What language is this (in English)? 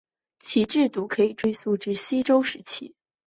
Chinese